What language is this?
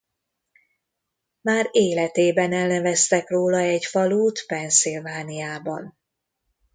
Hungarian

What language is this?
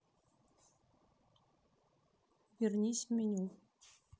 Russian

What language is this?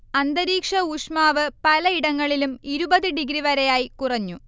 Malayalam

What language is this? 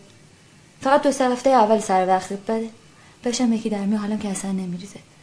Persian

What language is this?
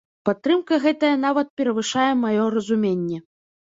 Belarusian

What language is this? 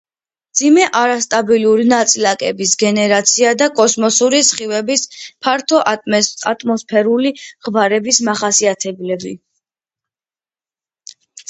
Georgian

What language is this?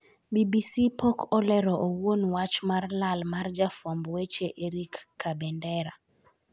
Luo (Kenya and Tanzania)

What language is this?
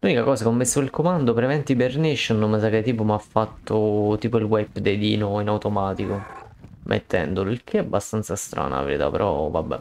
Italian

